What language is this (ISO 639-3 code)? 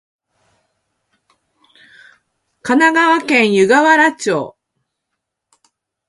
jpn